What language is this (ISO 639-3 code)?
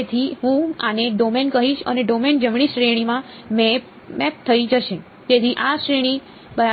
guj